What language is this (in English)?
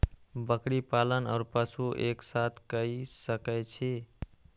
Maithili